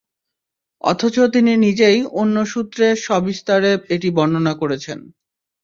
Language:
Bangla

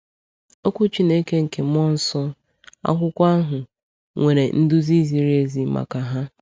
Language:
Igbo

